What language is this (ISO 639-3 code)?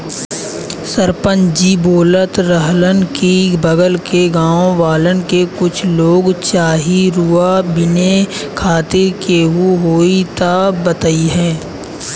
bho